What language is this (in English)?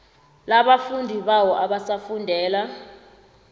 South Ndebele